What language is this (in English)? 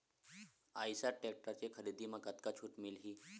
Chhattisgarhi